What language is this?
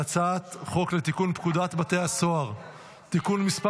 Hebrew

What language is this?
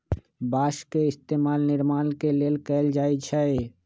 Magahi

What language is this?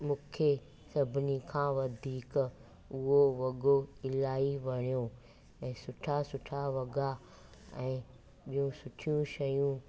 Sindhi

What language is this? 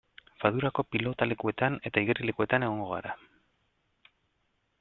Basque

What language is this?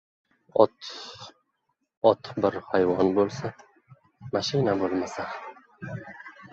Uzbek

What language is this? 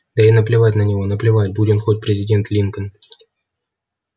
Russian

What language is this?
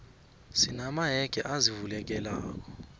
South Ndebele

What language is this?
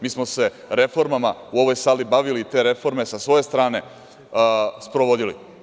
Serbian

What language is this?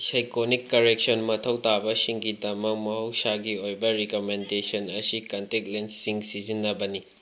Manipuri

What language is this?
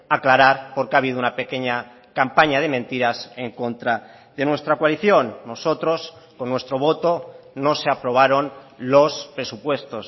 Spanish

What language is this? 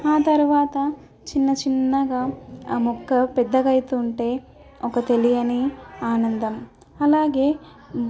Telugu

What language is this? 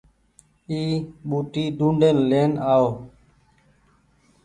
Goaria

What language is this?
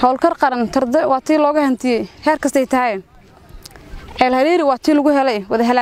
Arabic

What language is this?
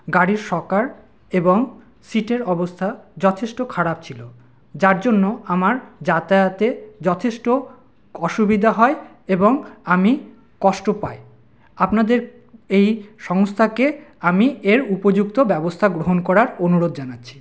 Bangla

